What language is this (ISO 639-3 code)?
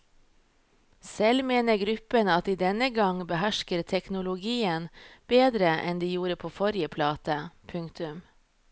nor